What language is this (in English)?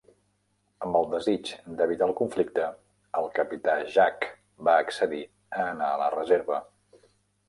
Catalan